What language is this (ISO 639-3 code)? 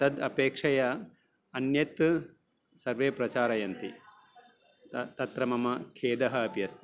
san